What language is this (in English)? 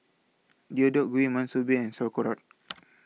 English